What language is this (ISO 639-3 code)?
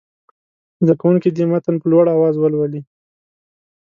pus